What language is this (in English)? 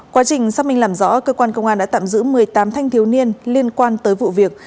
Vietnamese